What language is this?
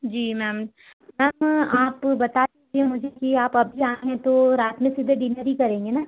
Hindi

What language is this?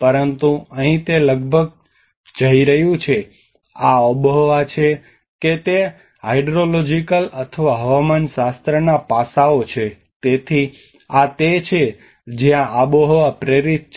Gujarati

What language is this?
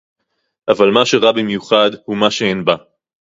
Hebrew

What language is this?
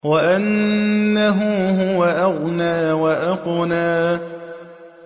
Arabic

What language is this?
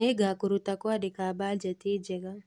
Kikuyu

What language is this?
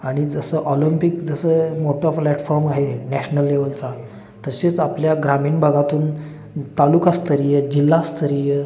Marathi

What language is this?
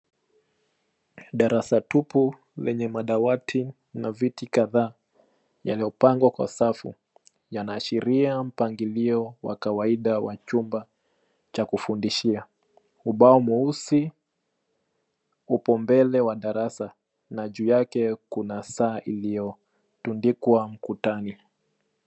Swahili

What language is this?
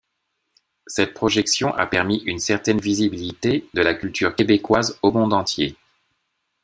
French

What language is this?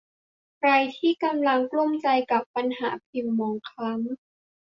Thai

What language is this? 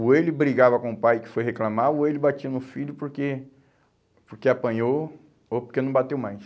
Portuguese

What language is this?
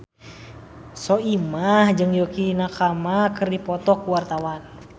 Sundanese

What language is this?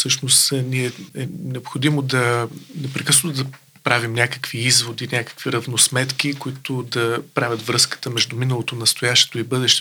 Bulgarian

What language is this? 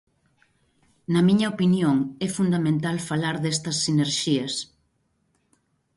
Galician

